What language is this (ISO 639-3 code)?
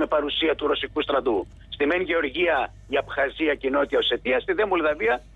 ell